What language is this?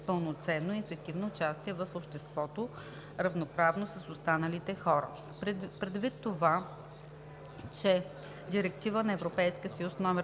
Bulgarian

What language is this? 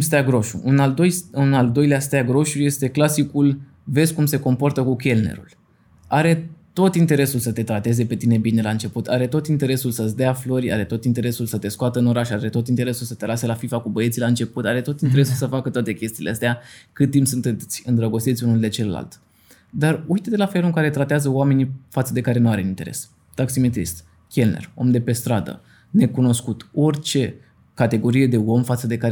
Romanian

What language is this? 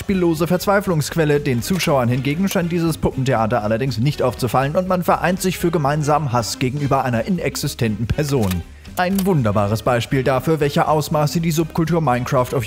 German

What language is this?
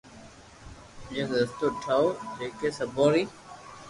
Loarki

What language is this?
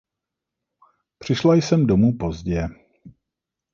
Czech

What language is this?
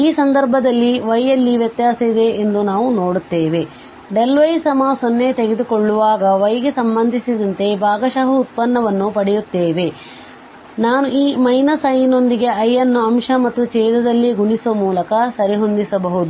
Kannada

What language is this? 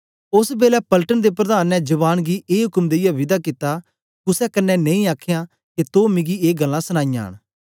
Dogri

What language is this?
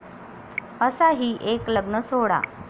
Marathi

